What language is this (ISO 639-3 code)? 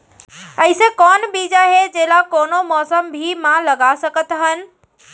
hne